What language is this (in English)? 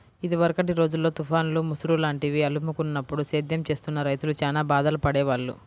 Telugu